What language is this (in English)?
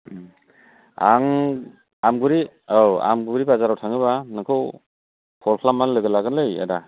Bodo